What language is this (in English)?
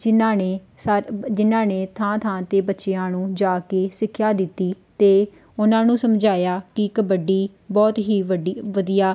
Punjabi